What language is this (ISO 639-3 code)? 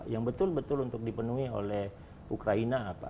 ind